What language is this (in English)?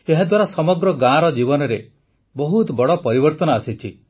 Odia